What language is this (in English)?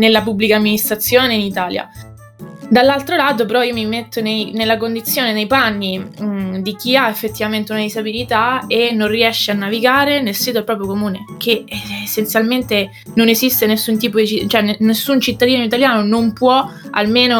Italian